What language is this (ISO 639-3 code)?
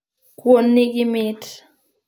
luo